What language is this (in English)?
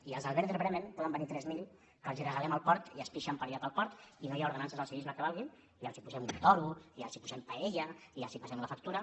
Catalan